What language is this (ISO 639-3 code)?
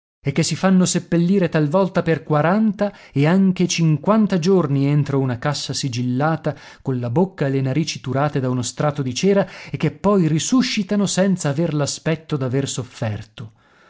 ita